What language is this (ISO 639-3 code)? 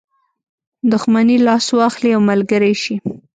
pus